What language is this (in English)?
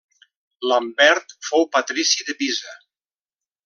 Catalan